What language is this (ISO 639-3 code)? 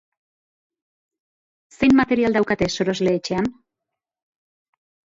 eus